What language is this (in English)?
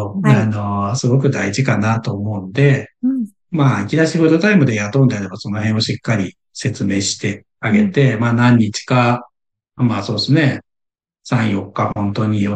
Japanese